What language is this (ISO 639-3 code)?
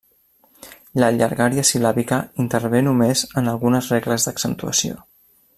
cat